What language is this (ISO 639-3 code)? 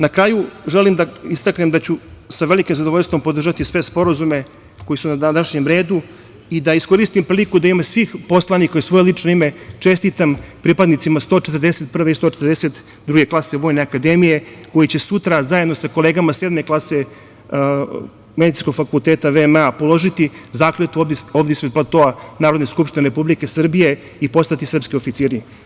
srp